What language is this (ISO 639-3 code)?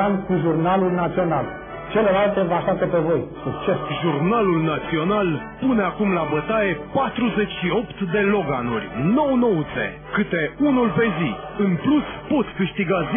ron